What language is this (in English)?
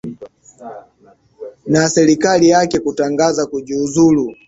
Swahili